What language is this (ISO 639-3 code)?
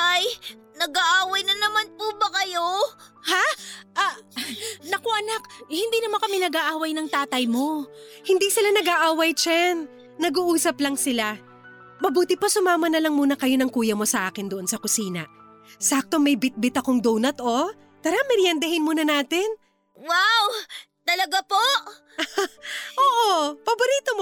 fil